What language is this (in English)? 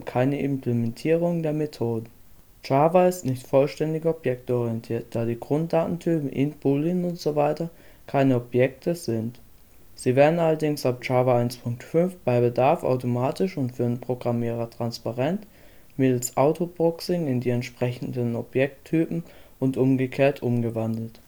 German